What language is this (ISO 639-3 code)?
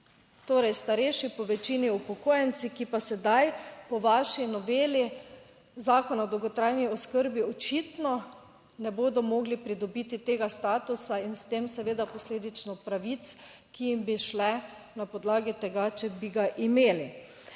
slv